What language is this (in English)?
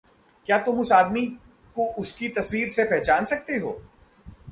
Hindi